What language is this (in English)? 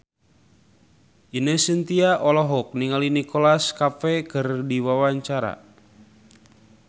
Sundanese